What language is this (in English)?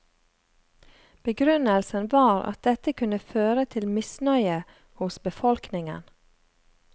Norwegian